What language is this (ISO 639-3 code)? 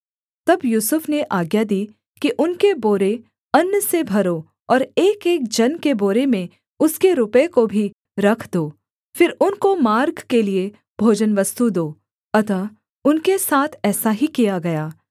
hin